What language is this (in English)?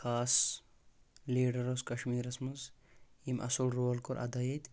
Kashmiri